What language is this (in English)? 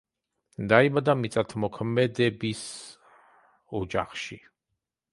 Georgian